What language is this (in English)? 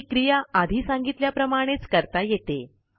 Marathi